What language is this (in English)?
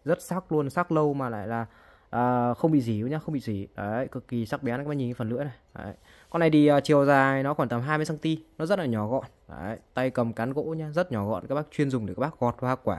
Vietnamese